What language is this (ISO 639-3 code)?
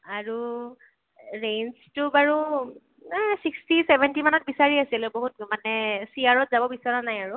asm